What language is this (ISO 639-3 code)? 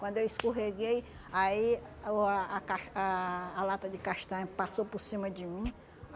por